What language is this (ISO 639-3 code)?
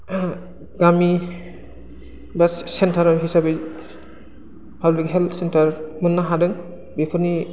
brx